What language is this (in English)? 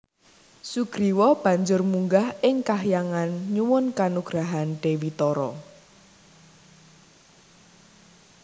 Javanese